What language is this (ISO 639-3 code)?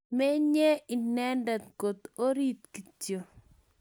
kln